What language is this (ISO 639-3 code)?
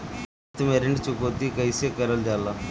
bho